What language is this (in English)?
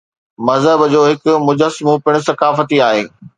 Sindhi